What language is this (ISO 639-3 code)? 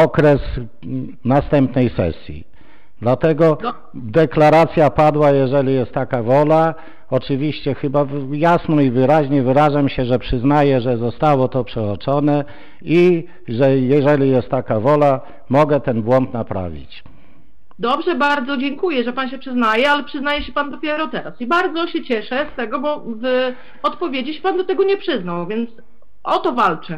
pol